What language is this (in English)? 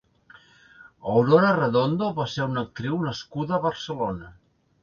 Catalan